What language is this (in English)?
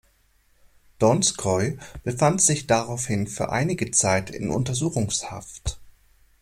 German